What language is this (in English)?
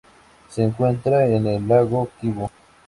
Spanish